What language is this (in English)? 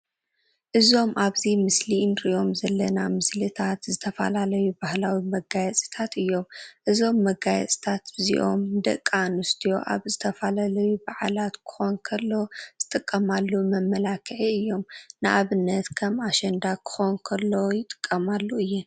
Tigrinya